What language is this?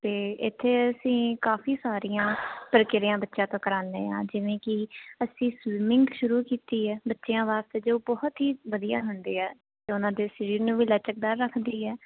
Punjabi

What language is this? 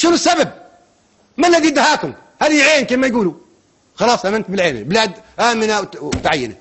Arabic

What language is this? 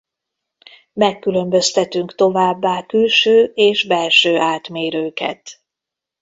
Hungarian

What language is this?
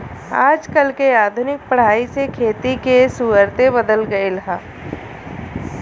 Bhojpuri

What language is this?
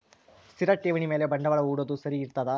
Kannada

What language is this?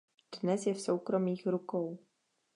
Czech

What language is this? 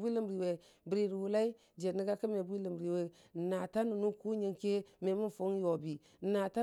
Dijim-Bwilim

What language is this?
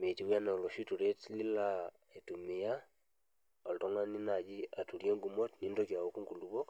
Masai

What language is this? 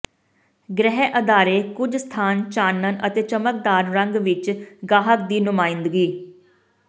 Punjabi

